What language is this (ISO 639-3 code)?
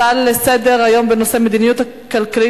heb